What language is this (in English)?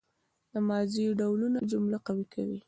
Pashto